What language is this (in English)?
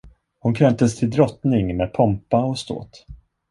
Swedish